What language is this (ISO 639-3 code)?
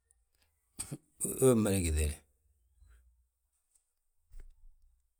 bjt